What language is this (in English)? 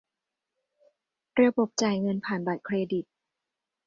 Thai